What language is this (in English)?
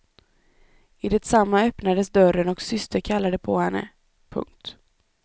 Swedish